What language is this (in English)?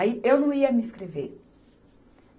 Portuguese